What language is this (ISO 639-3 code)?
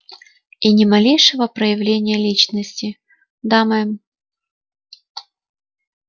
rus